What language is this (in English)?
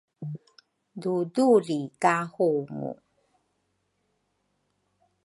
Rukai